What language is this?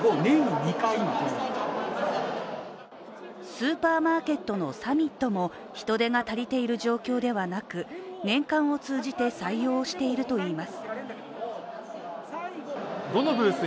Japanese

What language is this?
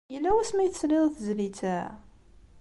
Kabyle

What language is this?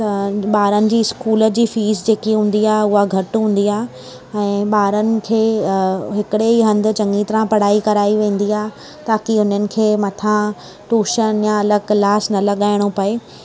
Sindhi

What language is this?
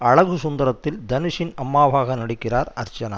Tamil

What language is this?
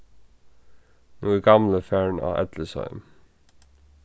Faroese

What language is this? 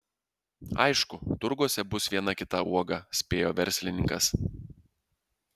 Lithuanian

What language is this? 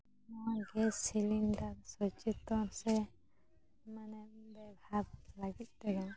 Santali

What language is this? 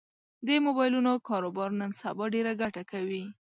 Pashto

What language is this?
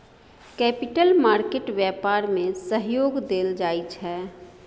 Maithili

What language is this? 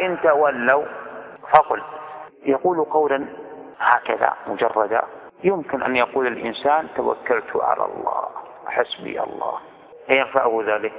Arabic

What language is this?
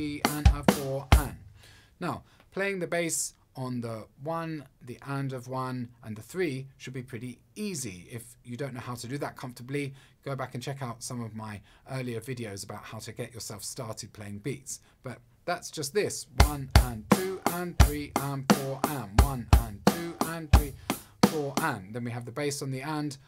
English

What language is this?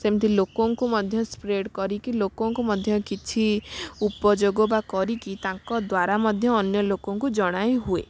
Odia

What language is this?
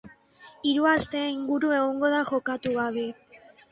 Basque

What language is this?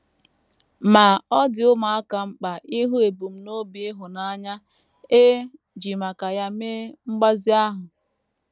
Igbo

